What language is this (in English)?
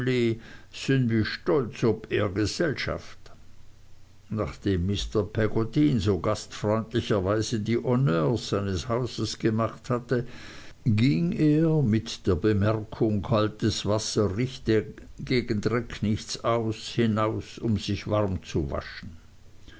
German